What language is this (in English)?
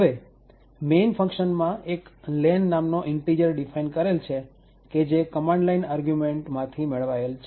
Gujarati